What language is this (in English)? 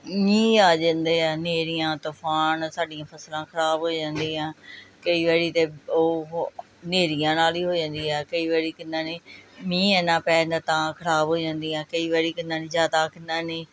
Punjabi